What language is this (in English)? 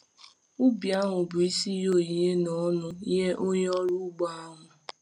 Igbo